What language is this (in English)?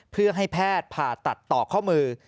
Thai